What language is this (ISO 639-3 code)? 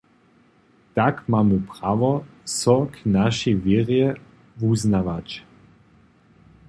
hsb